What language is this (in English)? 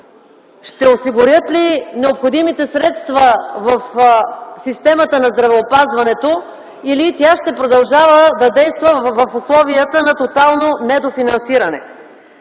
Bulgarian